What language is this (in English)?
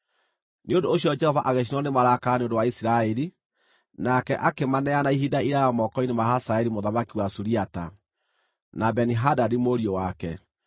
Kikuyu